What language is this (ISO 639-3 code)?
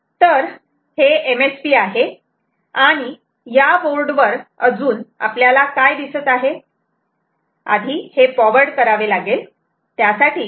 mar